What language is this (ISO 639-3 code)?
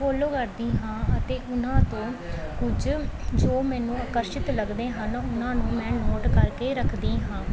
pan